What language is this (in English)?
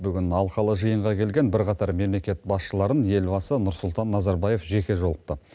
Kazakh